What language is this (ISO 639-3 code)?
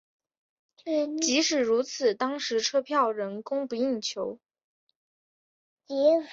zho